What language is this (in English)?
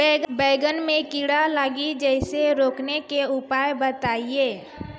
Maithili